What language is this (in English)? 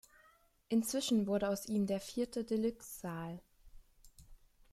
German